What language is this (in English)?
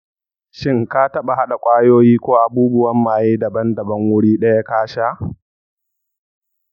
Hausa